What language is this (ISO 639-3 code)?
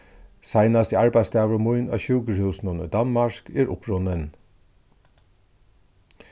fao